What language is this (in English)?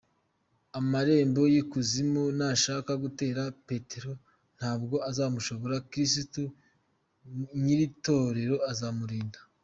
Kinyarwanda